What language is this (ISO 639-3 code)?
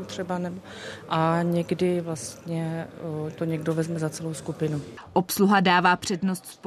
ces